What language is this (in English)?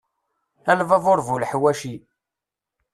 Kabyle